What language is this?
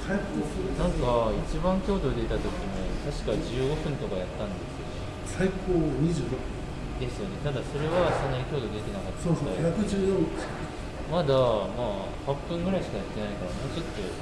Japanese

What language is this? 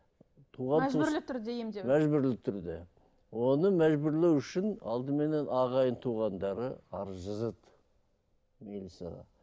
Kazakh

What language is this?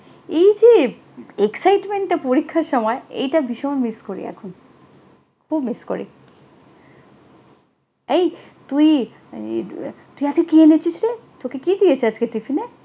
Bangla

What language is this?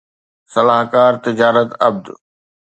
Sindhi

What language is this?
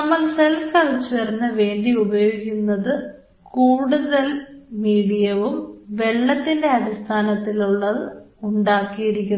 Malayalam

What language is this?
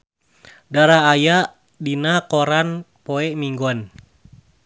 Sundanese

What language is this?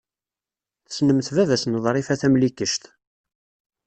Kabyle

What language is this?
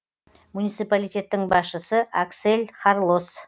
Kazakh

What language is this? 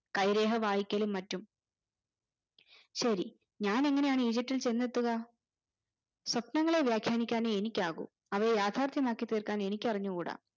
Malayalam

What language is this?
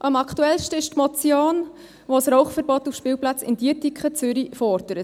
Swiss German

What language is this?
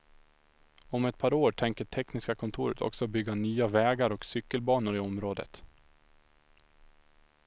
Swedish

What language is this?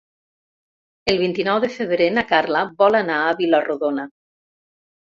Catalan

